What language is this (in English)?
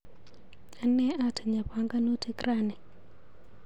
Kalenjin